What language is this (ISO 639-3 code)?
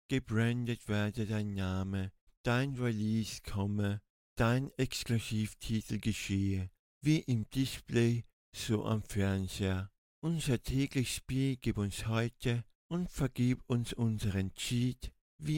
deu